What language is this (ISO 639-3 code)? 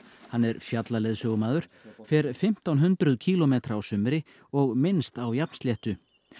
isl